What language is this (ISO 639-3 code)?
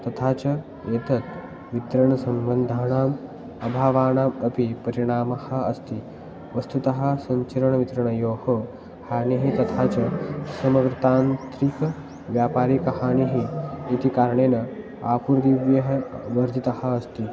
san